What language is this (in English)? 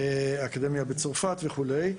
Hebrew